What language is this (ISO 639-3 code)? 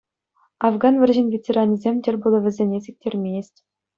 chv